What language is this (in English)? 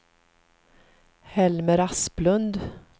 Swedish